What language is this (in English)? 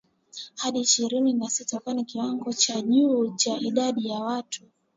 Swahili